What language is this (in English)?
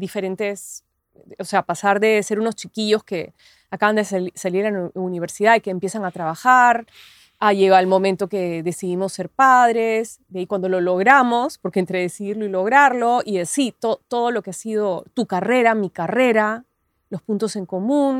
Spanish